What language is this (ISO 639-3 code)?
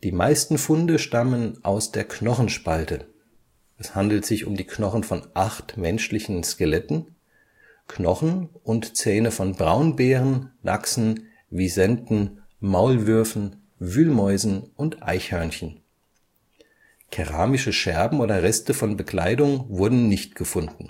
deu